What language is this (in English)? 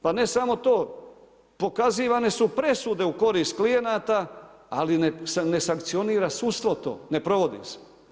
Croatian